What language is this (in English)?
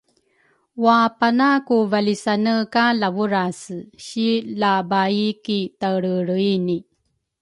Rukai